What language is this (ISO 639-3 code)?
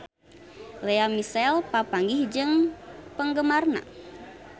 sun